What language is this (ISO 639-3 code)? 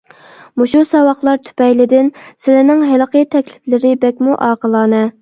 uig